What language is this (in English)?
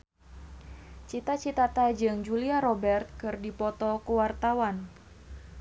Sundanese